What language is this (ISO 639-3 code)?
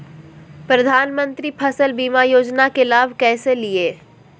mag